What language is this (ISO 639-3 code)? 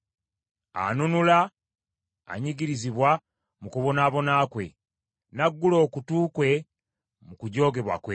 lug